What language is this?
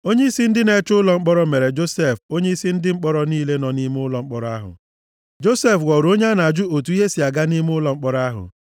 Igbo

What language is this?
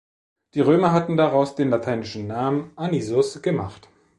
German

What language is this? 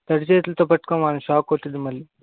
Telugu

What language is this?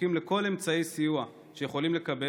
Hebrew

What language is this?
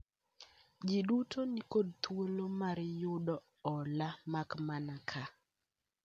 Luo (Kenya and Tanzania)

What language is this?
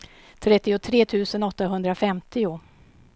Swedish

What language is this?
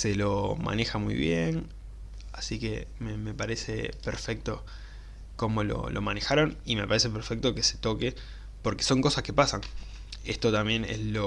Spanish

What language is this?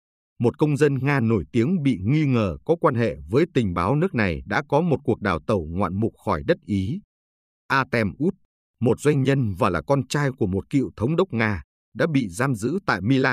Vietnamese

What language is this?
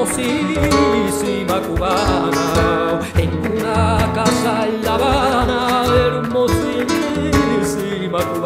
Spanish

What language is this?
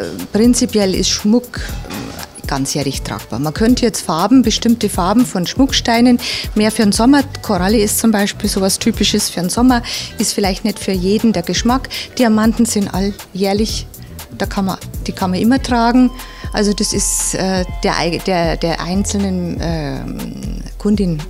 German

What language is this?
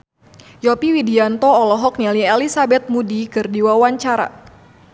Sundanese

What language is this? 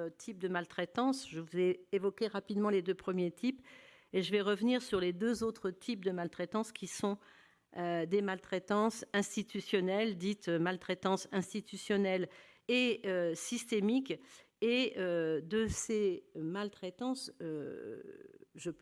French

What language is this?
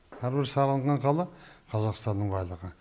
Kazakh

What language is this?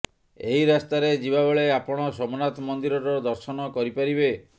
Odia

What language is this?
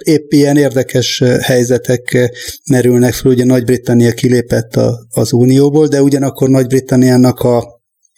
Hungarian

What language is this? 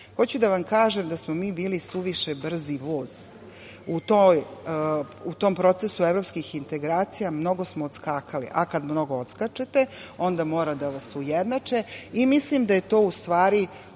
Serbian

